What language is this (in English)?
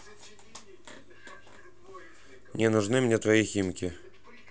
Russian